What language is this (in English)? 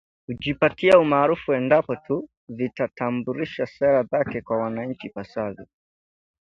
Swahili